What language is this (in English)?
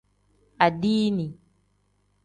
Tem